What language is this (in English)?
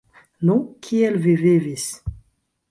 Esperanto